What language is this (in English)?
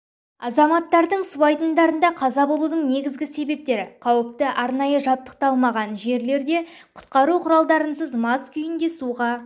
Kazakh